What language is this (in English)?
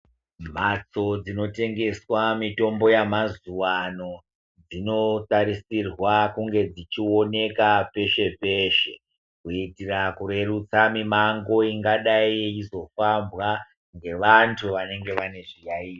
Ndau